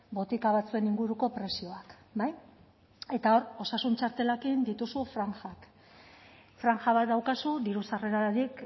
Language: Basque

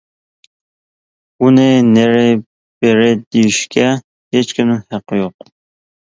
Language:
Uyghur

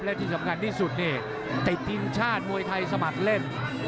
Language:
Thai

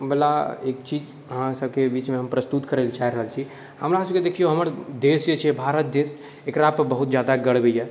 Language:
Maithili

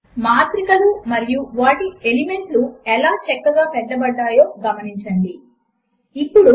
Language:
Telugu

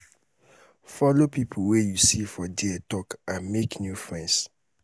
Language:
Nigerian Pidgin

